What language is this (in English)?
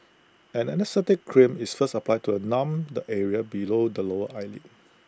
English